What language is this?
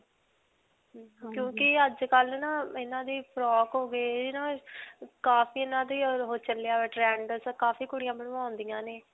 Punjabi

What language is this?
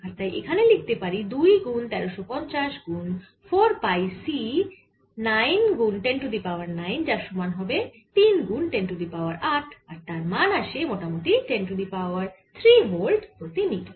Bangla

